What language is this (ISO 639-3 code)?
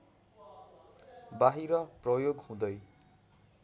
nep